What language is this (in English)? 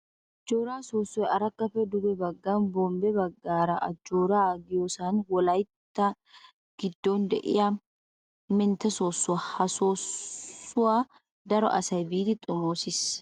Wolaytta